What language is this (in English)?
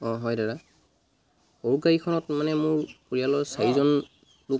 Assamese